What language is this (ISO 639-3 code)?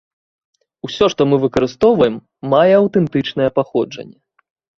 bel